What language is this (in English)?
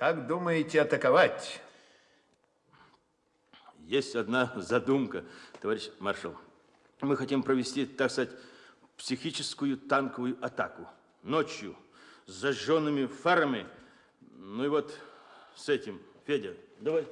Russian